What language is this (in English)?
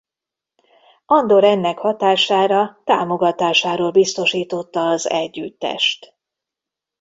Hungarian